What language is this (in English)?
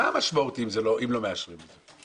Hebrew